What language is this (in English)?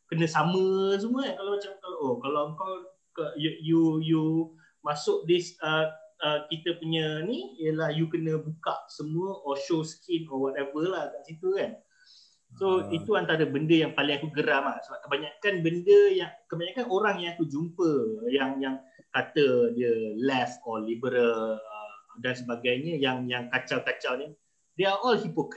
Malay